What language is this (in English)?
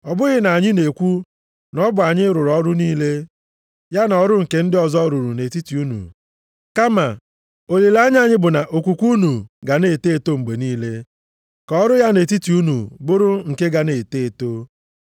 Igbo